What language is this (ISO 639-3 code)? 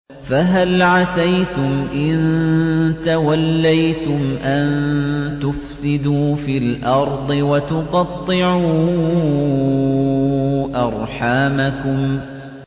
ara